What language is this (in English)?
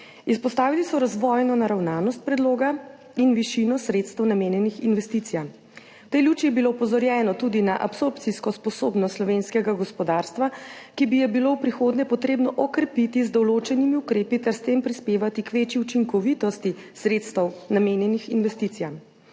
Slovenian